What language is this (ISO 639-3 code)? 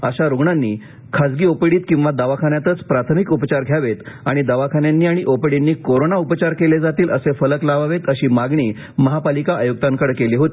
mar